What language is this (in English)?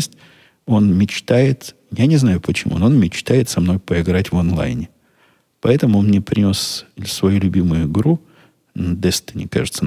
Russian